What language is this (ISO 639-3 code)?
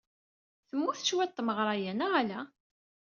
kab